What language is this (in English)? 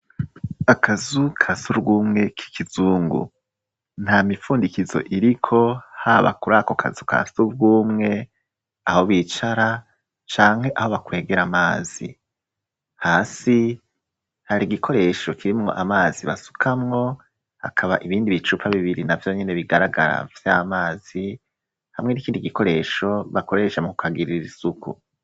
Rundi